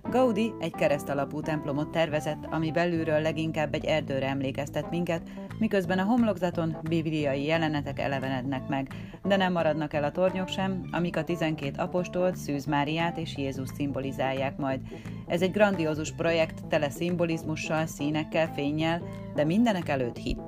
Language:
Hungarian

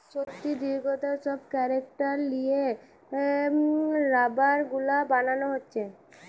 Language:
Bangla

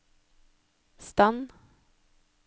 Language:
Norwegian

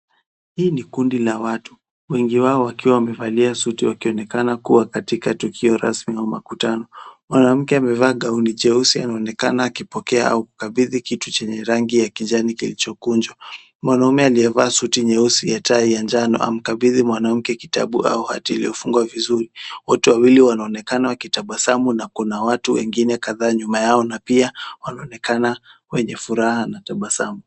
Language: Swahili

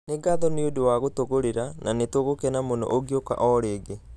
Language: Kikuyu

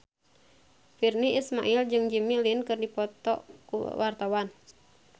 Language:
Sundanese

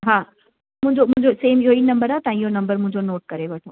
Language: Sindhi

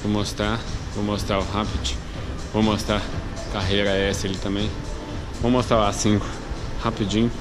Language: Portuguese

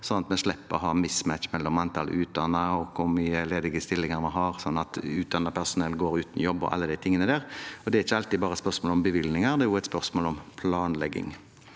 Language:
Norwegian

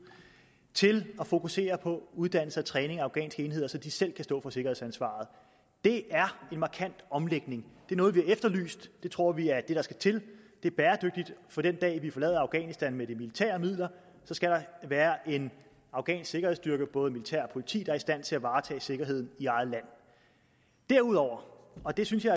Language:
Danish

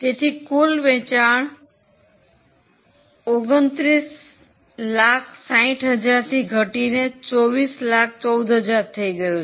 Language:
Gujarati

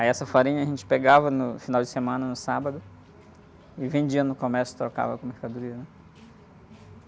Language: Portuguese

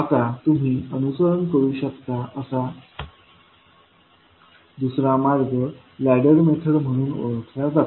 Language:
Marathi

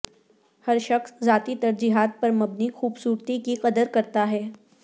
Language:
Urdu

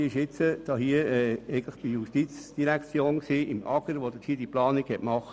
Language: Swiss German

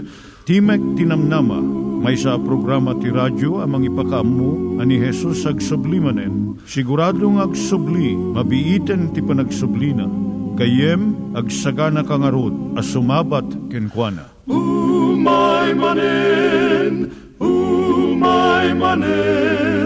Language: Filipino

